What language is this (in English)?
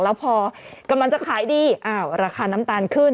Thai